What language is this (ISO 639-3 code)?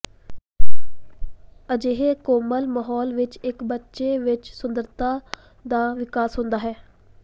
pan